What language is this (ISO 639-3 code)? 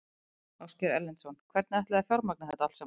isl